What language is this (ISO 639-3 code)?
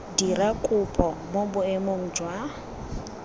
tsn